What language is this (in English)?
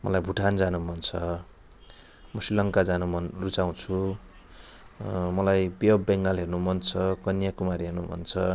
Nepali